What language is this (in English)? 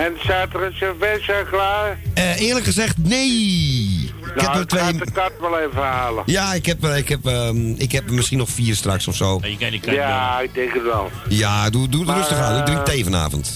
Dutch